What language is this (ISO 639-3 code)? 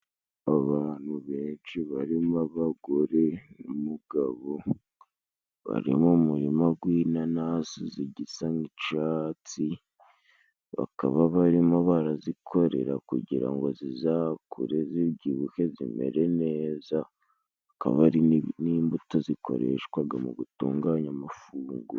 kin